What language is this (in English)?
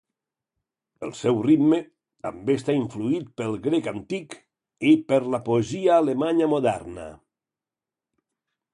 Catalan